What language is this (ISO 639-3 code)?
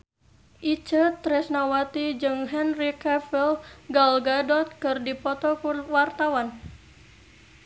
sun